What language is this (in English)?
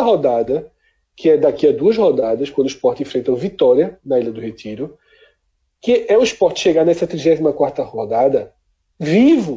Portuguese